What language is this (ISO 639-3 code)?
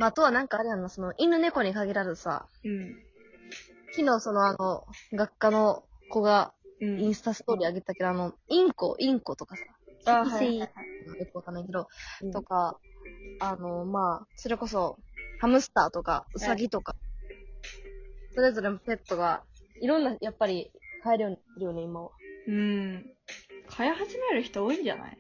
jpn